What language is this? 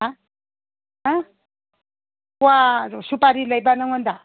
Manipuri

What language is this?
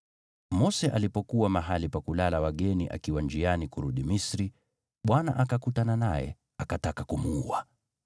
Swahili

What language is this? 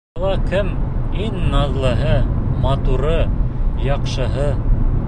Bashkir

